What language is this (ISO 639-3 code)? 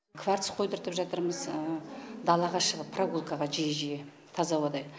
kaz